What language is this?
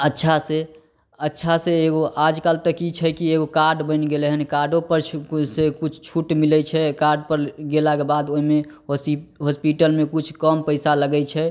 Maithili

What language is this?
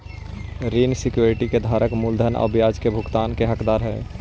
Magahi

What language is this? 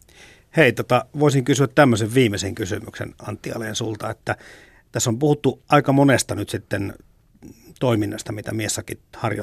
Finnish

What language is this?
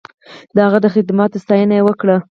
Pashto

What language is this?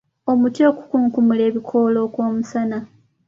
Ganda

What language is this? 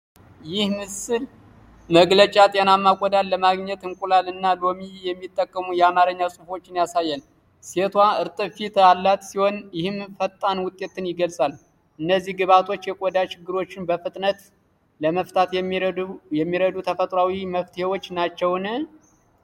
Amharic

